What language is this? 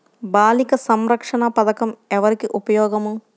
Telugu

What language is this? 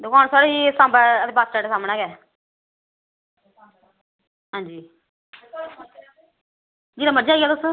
Dogri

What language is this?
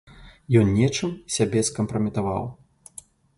Belarusian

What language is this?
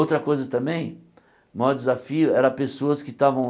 Portuguese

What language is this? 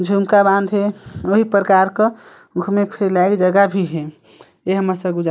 Chhattisgarhi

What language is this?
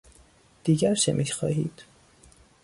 Persian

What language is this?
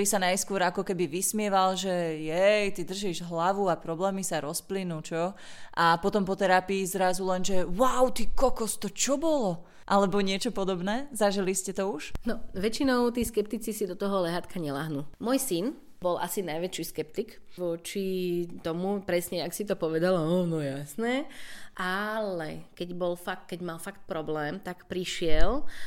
Slovak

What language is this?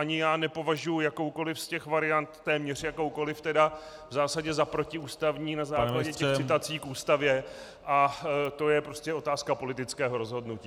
Czech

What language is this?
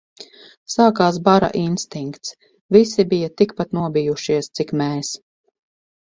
Latvian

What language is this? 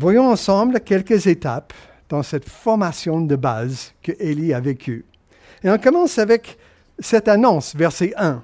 French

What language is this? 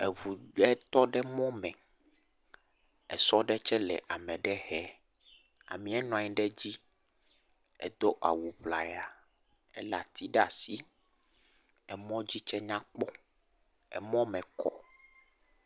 Ewe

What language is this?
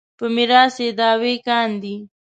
Pashto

